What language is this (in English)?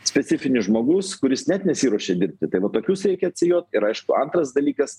Lithuanian